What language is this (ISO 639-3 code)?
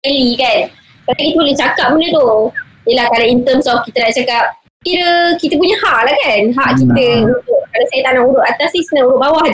msa